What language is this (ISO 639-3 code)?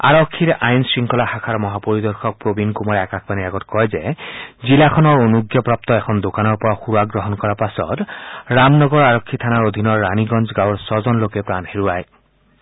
asm